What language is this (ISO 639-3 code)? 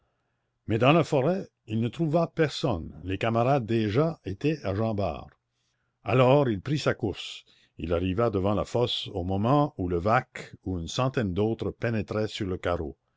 fra